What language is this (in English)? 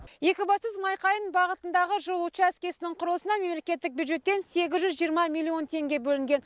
Kazakh